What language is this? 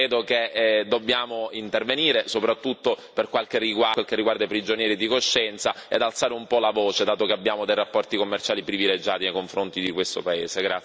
Italian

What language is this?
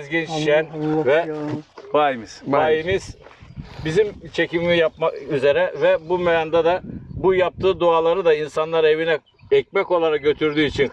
Turkish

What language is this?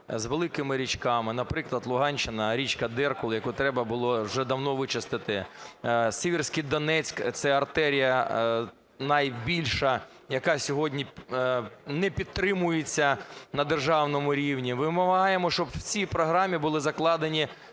Ukrainian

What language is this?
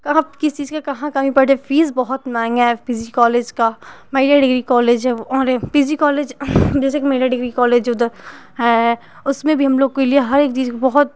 Hindi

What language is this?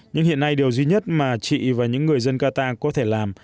Vietnamese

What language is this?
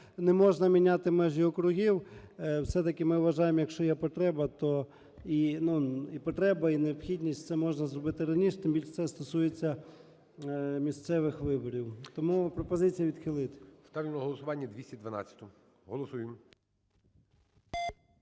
Ukrainian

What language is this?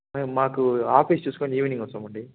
Telugu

